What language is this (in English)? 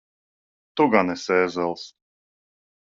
Latvian